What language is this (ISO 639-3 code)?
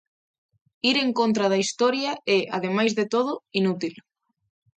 glg